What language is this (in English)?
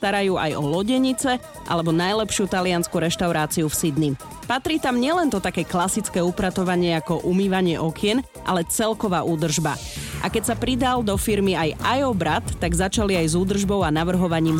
Slovak